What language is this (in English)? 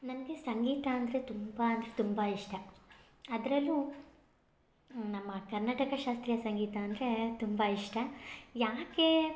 Kannada